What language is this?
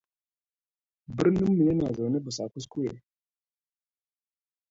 Hausa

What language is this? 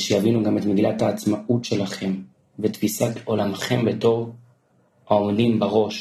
Hebrew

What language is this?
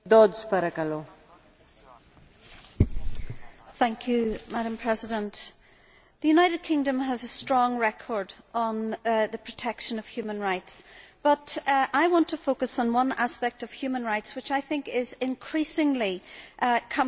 English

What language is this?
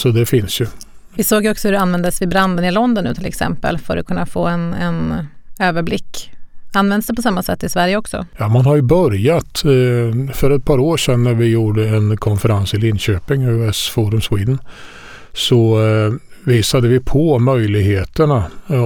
Swedish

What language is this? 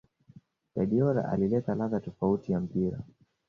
Swahili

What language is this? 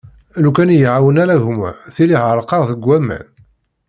Kabyle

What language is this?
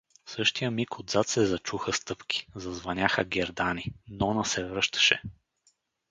Bulgarian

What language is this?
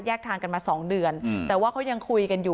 Thai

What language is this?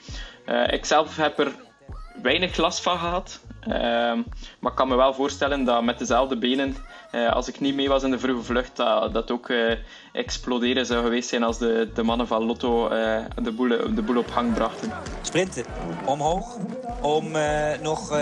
Dutch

